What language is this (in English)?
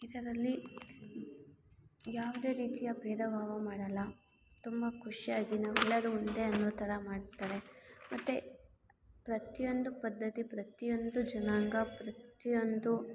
Kannada